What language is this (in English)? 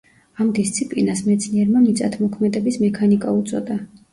Georgian